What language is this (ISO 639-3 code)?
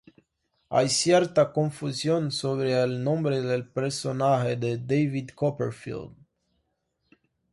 spa